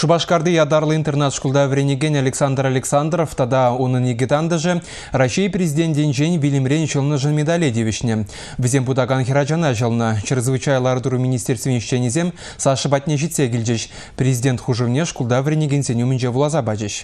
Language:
Russian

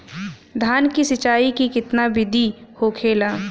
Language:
Bhojpuri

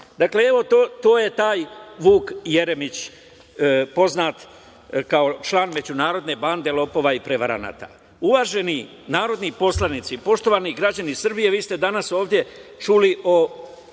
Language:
Serbian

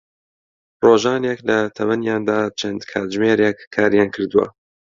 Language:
Central Kurdish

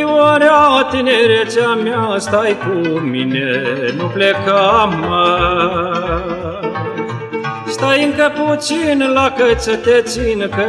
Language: Romanian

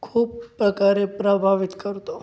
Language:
Marathi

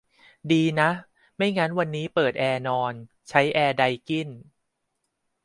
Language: Thai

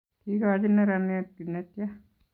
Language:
Kalenjin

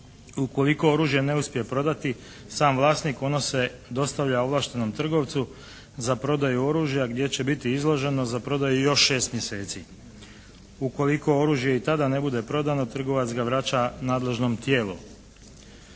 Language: Croatian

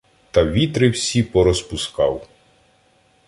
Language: Ukrainian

